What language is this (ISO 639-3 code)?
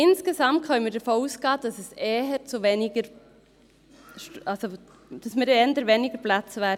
gsw